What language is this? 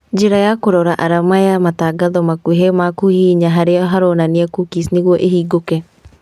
Kikuyu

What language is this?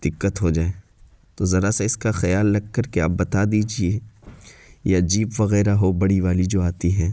Urdu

